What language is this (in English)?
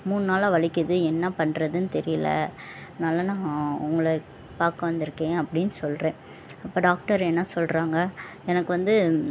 Tamil